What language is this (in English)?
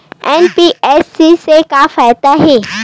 Chhattisgarhi